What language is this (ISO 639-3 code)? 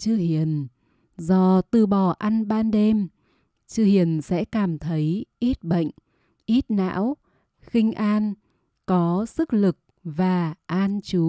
vie